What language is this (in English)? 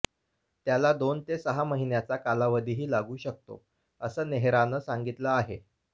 Marathi